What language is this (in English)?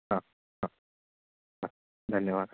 Sanskrit